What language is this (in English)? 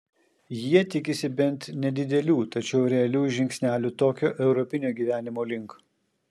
Lithuanian